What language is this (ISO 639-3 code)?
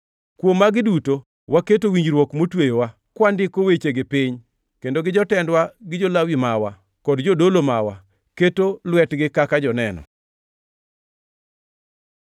luo